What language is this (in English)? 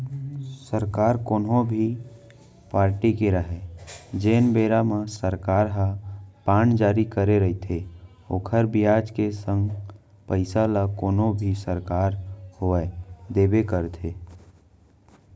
Chhattisgarhi